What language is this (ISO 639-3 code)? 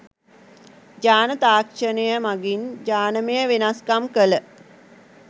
sin